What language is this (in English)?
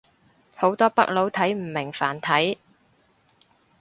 Cantonese